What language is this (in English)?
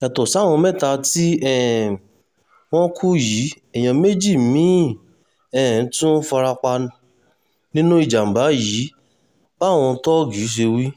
Yoruba